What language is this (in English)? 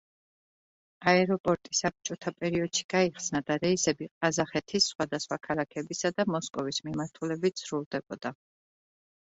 Georgian